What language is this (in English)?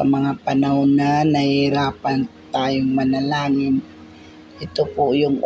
Filipino